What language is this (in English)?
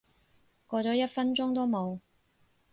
Cantonese